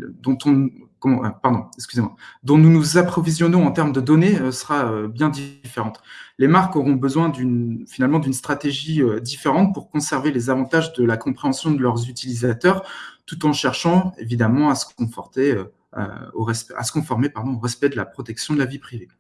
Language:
French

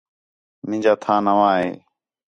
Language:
Khetrani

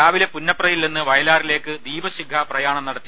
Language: Malayalam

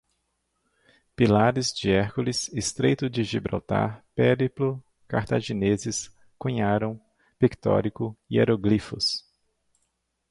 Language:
Portuguese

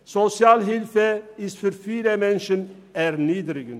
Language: Swiss German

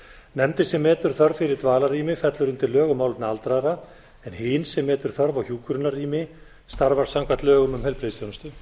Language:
Icelandic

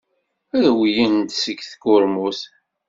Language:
Kabyle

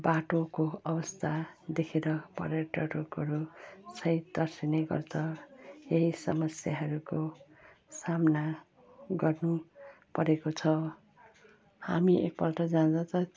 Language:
Nepali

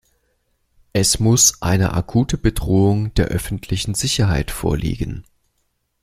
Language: German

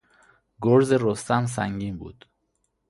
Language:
Persian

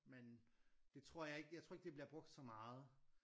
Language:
Danish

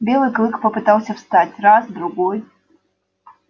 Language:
Russian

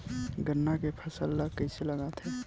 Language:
Chhattisgarhi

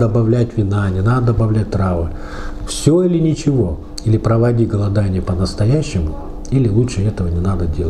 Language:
Russian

